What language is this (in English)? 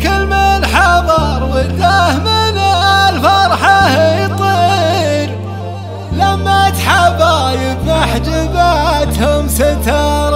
Arabic